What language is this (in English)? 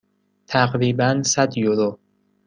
Persian